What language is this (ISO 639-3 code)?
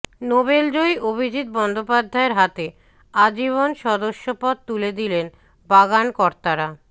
ben